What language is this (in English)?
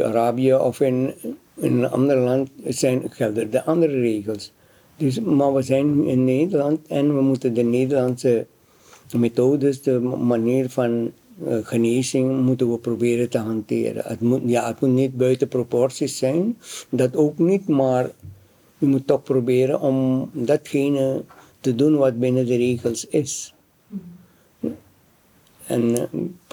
Dutch